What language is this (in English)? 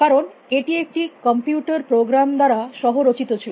Bangla